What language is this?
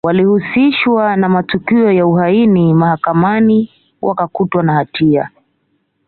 Swahili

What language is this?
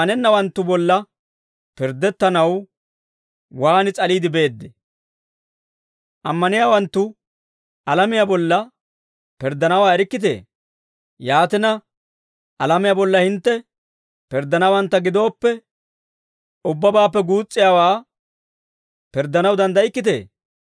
Dawro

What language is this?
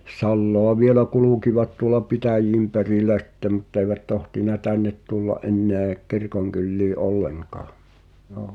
Finnish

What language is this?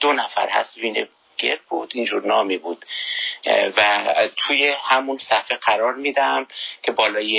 Persian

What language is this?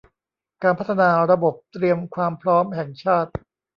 Thai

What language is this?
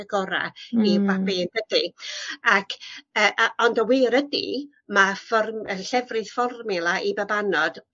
Welsh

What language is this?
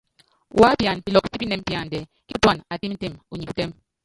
Yangben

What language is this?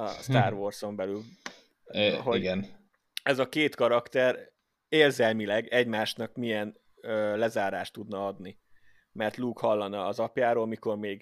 Hungarian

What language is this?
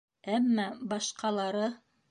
Bashkir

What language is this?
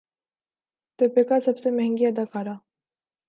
Urdu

